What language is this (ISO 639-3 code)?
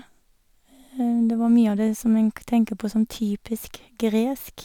nor